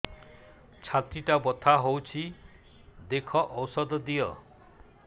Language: Odia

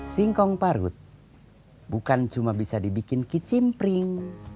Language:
Indonesian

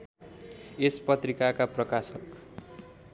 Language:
Nepali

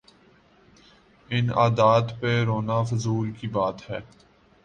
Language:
Urdu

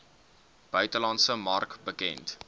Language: Afrikaans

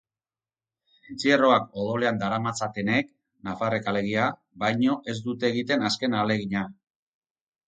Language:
Basque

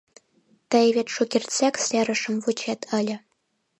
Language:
Mari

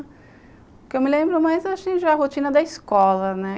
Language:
Portuguese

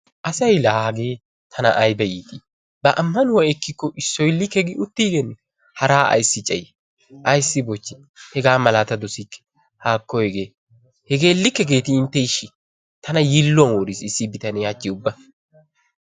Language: Wolaytta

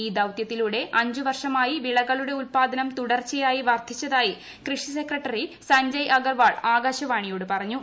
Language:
Malayalam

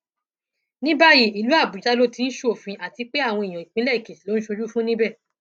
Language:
Yoruba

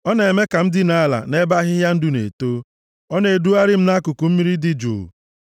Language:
Igbo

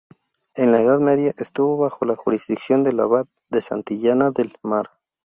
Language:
Spanish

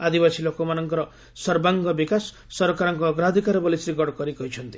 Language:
Odia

